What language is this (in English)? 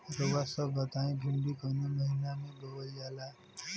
Bhojpuri